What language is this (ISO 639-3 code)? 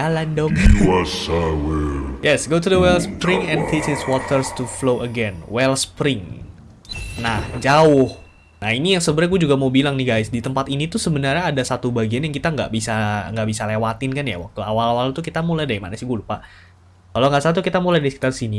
ind